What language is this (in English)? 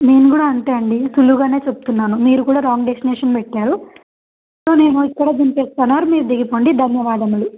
Telugu